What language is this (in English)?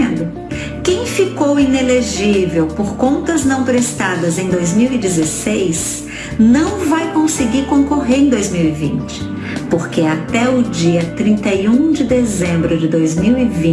Portuguese